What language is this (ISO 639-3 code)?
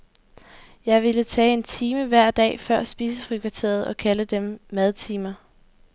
dan